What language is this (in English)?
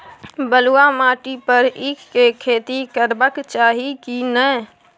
Maithili